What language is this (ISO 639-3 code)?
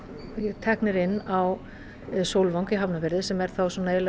isl